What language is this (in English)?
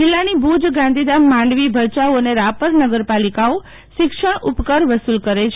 Gujarati